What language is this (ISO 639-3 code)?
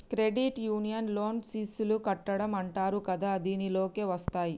tel